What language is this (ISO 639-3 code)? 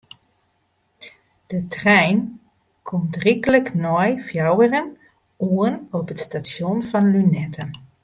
fry